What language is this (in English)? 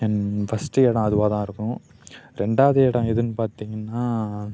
Tamil